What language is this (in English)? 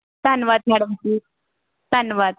Punjabi